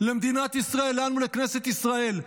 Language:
Hebrew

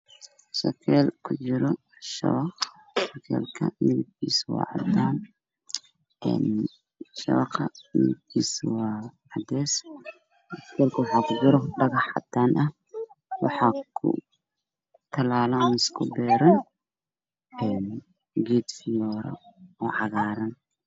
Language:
Somali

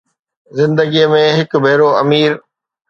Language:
Sindhi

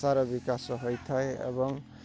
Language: Odia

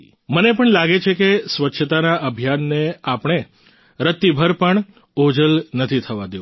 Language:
Gujarati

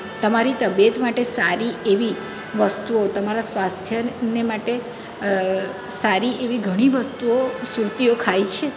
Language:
Gujarati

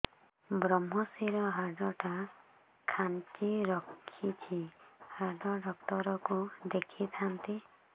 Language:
Odia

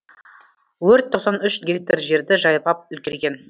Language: Kazakh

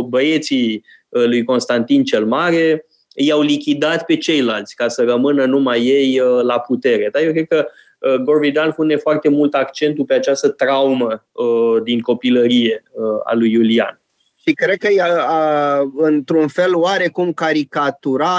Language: Romanian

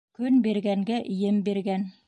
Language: Bashkir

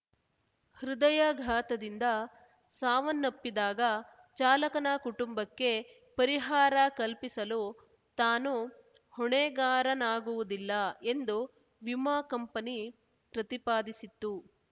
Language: Kannada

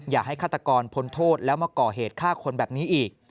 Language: Thai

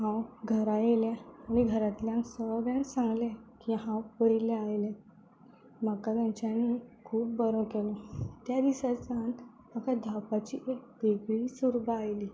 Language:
Konkani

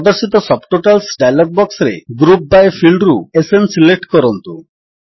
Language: Odia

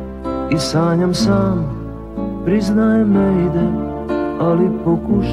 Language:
Slovak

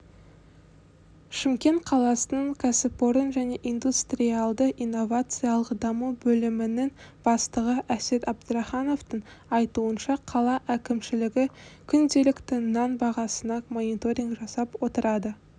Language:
Kazakh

